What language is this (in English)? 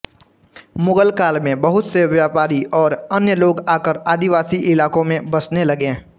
Hindi